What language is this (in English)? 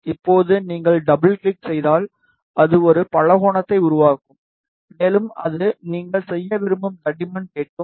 Tamil